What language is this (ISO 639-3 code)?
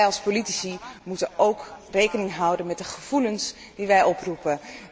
nld